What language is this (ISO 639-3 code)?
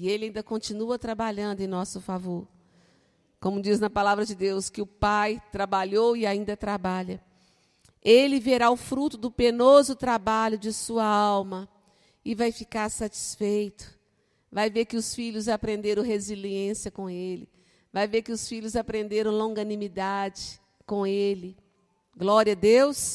por